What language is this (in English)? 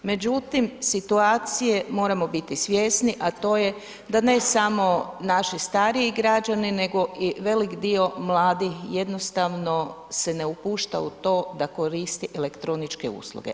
Croatian